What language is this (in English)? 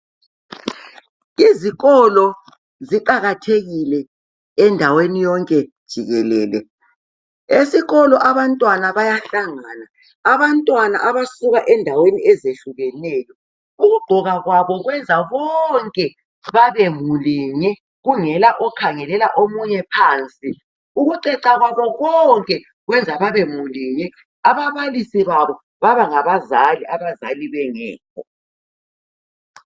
North Ndebele